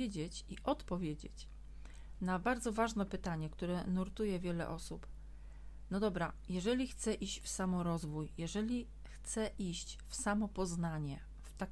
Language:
Polish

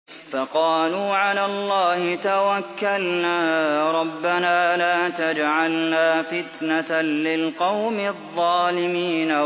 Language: Arabic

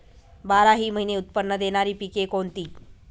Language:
Marathi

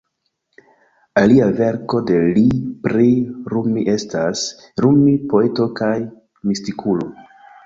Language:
Esperanto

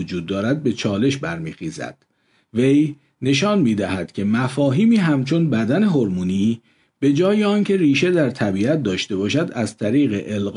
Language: Persian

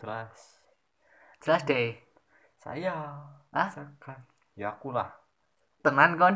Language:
Indonesian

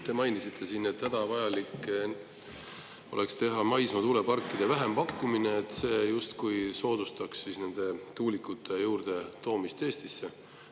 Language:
Estonian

